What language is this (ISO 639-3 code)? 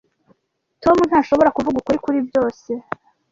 kin